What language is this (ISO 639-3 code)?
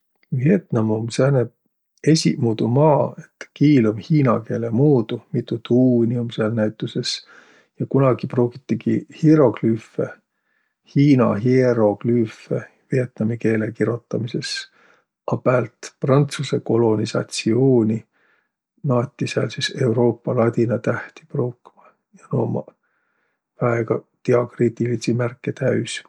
vro